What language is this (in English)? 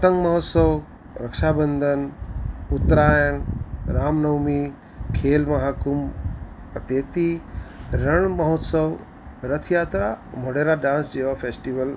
Gujarati